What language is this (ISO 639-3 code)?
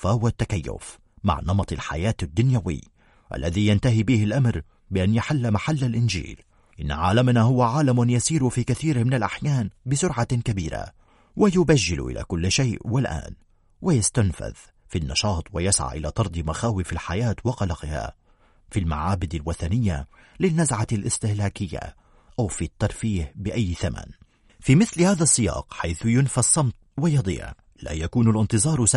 ara